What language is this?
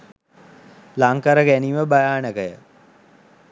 Sinhala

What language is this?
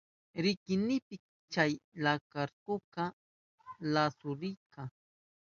Southern Pastaza Quechua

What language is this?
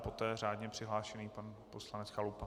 Czech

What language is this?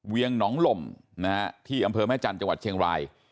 Thai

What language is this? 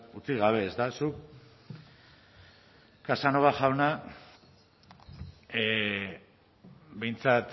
Basque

